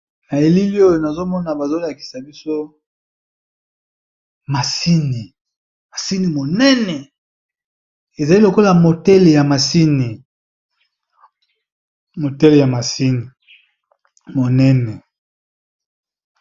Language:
Lingala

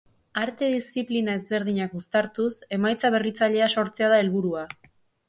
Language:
Basque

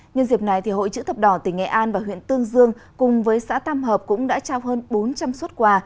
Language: Vietnamese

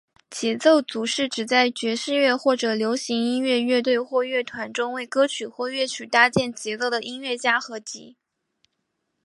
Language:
Chinese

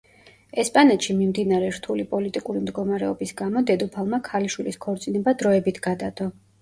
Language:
Georgian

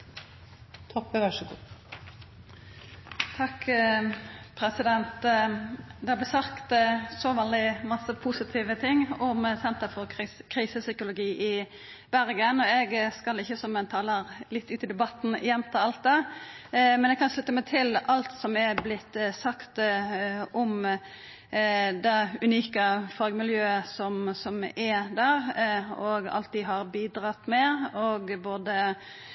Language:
Norwegian Nynorsk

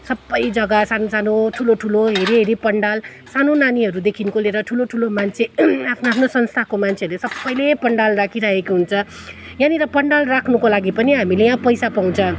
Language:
Nepali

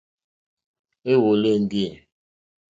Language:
Mokpwe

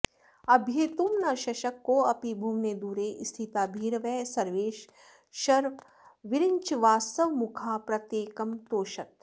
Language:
Sanskrit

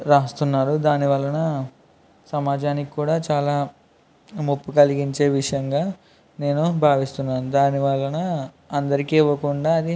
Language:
Telugu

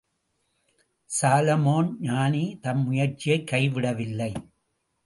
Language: Tamil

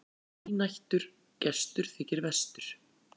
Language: Icelandic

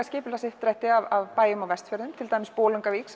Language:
Icelandic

